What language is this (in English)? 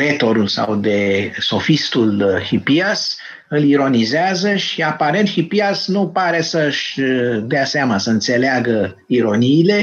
Romanian